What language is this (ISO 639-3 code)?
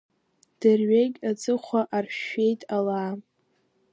abk